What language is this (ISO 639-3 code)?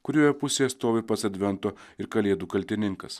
lit